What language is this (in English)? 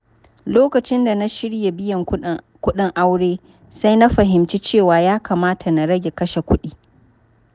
Hausa